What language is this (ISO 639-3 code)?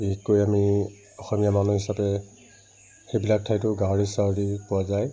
asm